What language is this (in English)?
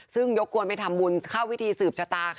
Thai